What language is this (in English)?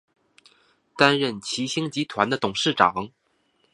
Chinese